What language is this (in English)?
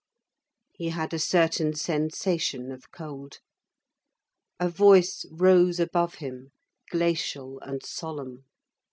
English